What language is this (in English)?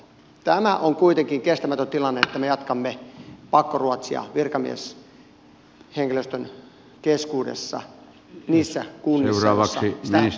Finnish